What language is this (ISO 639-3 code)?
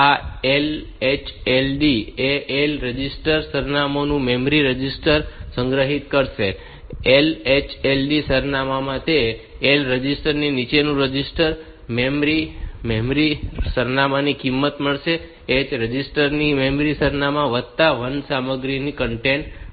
guj